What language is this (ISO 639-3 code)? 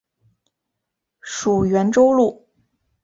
zho